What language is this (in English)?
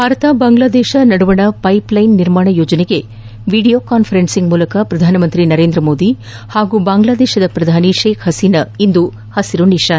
Kannada